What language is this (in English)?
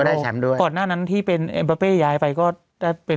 Thai